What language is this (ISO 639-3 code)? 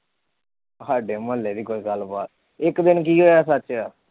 pan